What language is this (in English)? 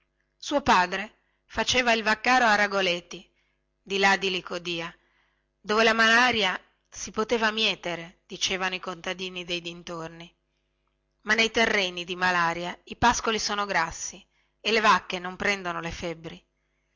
Italian